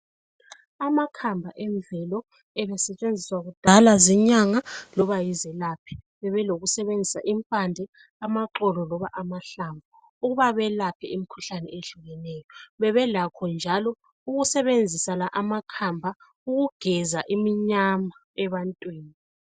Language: North Ndebele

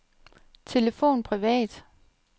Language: Danish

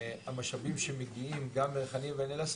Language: Hebrew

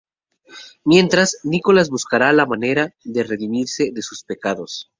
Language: Spanish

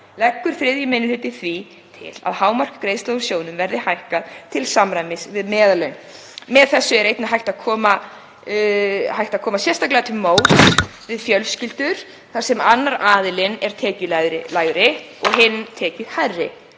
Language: Icelandic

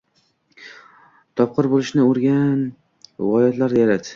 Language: Uzbek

